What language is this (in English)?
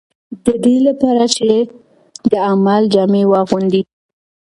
Pashto